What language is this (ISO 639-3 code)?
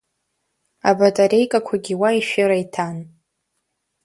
abk